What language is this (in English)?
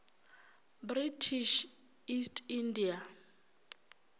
Northern Sotho